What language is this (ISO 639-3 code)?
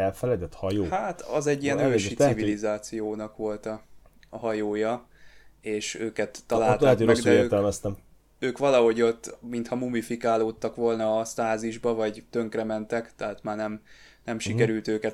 hun